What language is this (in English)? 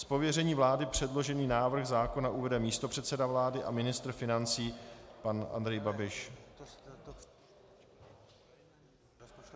Czech